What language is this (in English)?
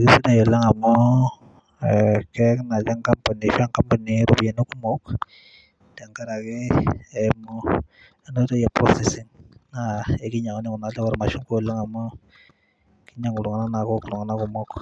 Masai